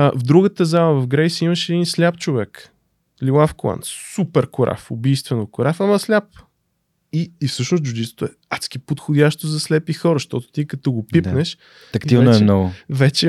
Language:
Bulgarian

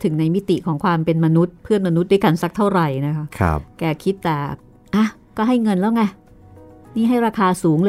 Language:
Thai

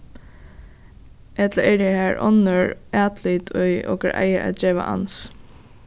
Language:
Faroese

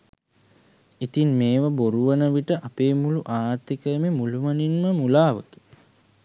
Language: Sinhala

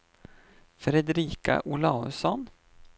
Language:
Swedish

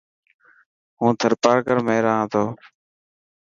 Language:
Dhatki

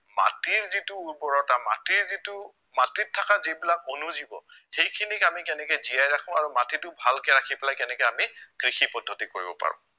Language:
Assamese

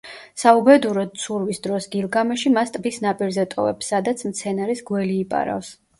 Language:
Georgian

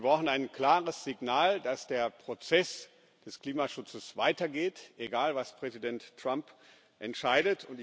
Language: German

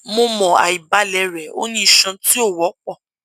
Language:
Yoruba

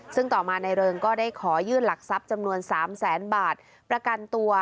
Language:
Thai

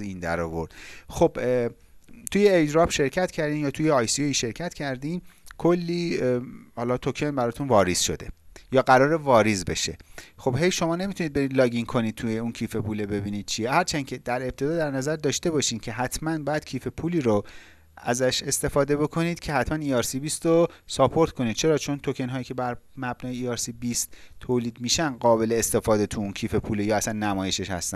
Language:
Persian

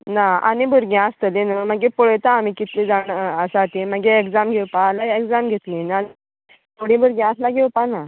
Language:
Konkani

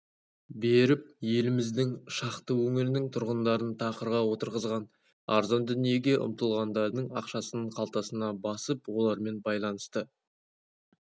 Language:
Kazakh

